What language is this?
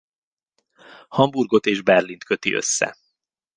Hungarian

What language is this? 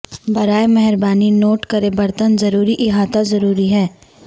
Urdu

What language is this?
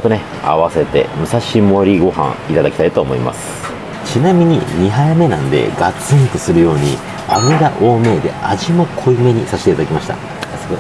Japanese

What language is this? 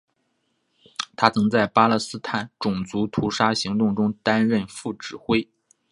Chinese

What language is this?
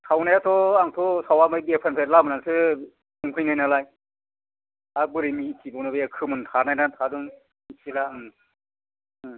Bodo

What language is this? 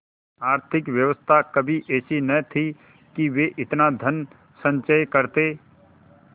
Hindi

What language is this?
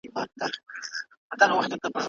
Pashto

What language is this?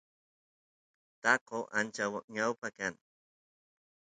Santiago del Estero Quichua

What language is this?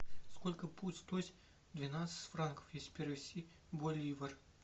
Russian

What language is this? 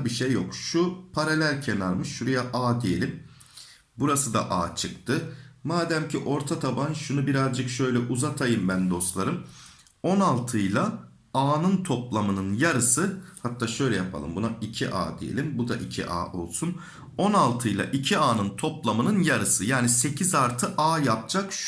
Turkish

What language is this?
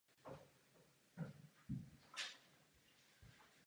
Czech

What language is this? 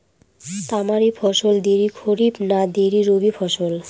Bangla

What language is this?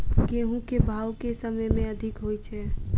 Maithili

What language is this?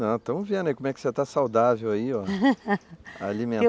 Portuguese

